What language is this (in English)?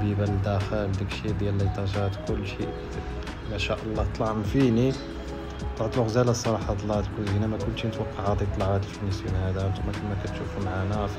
Arabic